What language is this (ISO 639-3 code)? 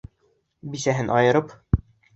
bak